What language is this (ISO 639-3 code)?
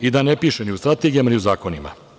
srp